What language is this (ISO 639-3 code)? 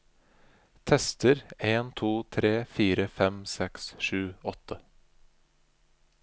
nor